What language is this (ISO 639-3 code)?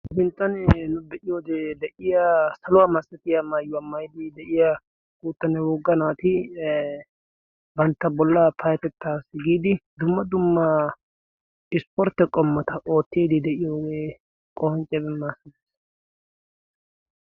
wal